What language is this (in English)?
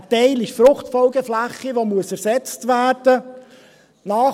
Swiss German